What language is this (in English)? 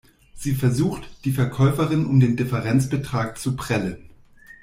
German